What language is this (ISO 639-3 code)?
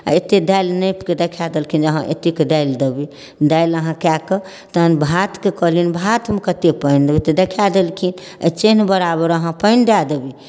mai